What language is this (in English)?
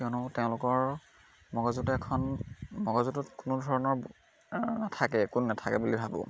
Assamese